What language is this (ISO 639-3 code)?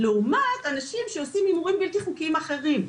heb